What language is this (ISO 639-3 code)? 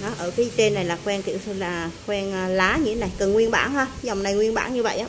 vie